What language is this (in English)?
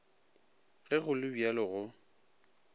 Northern Sotho